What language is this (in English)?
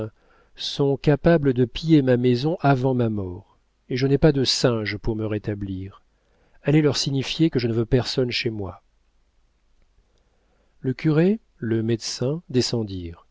French